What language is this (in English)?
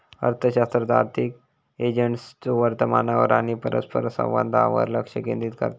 Marathi